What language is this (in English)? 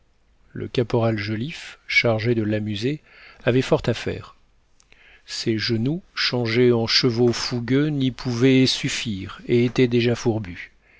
French